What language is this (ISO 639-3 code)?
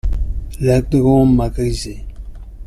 fra